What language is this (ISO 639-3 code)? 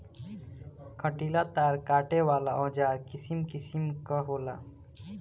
bho